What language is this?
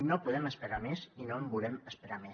Catalan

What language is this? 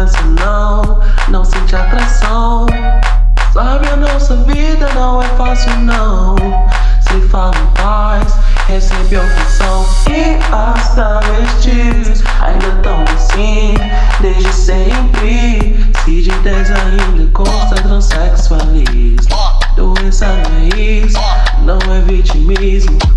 Portuguese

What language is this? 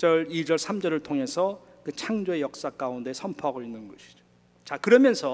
Korean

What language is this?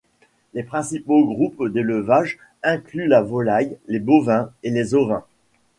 French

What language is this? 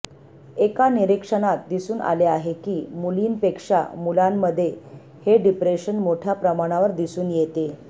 Marathi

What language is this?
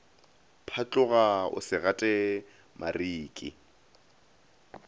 Northern Sotho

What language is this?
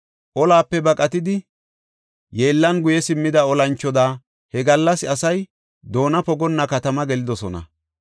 Gofa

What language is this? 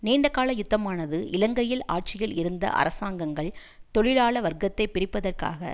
Tamil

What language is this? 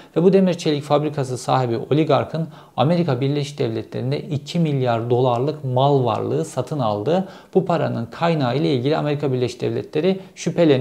Turkish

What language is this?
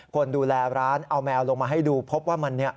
Thai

